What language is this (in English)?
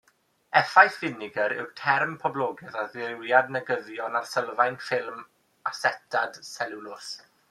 Welsh